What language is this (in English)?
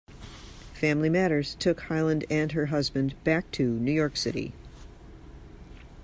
English